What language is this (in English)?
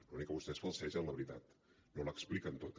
Catalan